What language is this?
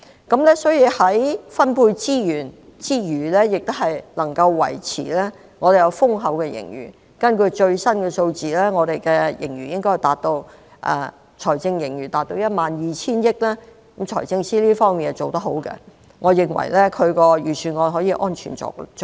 Cantonese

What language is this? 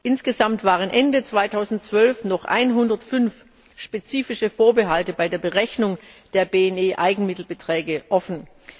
German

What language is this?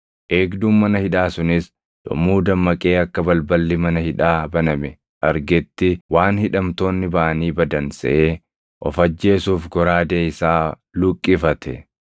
Oromo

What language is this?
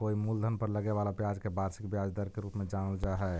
Magahi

